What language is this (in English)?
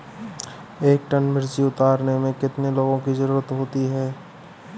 Hindi